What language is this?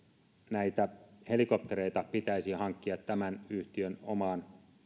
Finnish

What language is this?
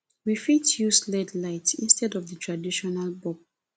Nigerian Pidgin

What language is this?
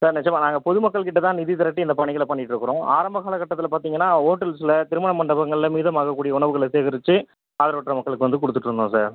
Tamil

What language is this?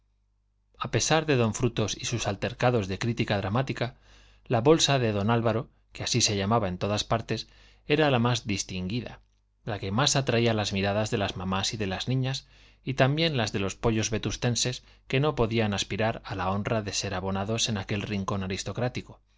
Spanish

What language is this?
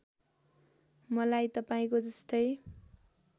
Nepali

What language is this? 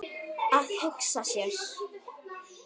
Icelandic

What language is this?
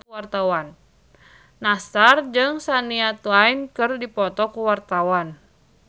Sundanese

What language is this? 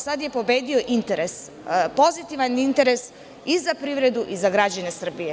Serbian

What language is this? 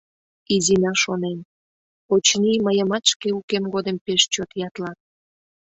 Mari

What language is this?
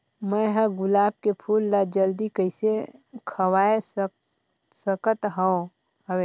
Chhattisgarhi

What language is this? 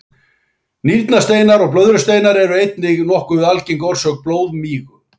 Icelandic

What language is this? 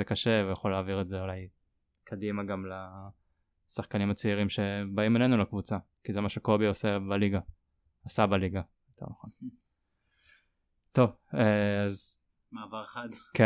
Hebrew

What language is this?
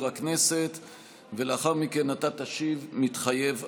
Hebrew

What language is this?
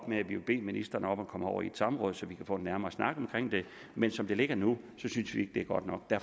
Danish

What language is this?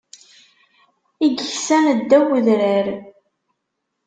Kabyle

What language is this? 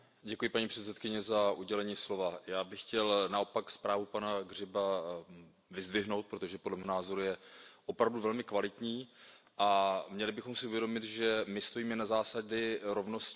Czech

